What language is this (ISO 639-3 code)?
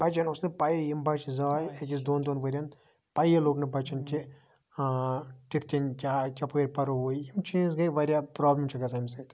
kas